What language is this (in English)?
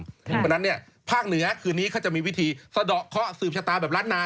Thai